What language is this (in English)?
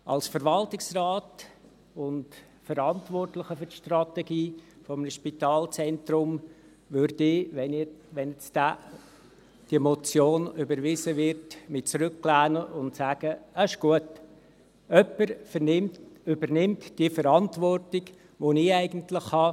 Swiss German